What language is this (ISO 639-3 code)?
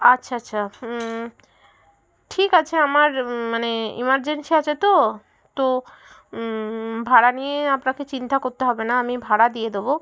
ben